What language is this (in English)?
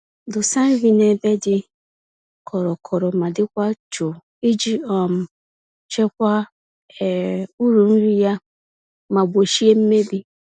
Igbo